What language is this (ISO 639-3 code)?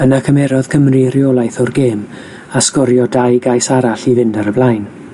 cym